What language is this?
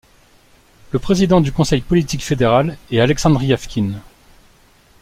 French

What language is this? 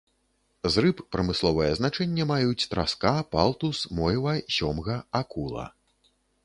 Belarusian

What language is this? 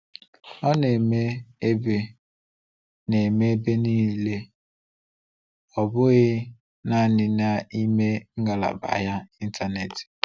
Igbo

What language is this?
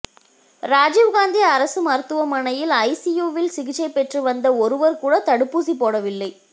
Tamil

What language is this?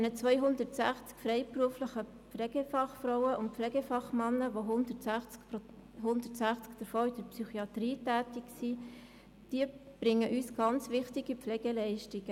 Swiss German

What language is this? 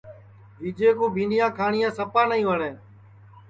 Sansi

